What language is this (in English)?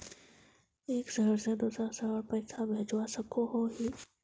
Magahi